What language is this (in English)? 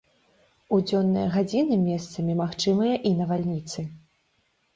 Belarusian